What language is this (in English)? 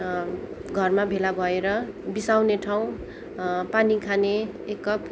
Nepali